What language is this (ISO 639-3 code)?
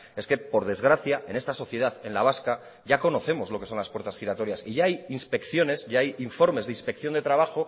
spa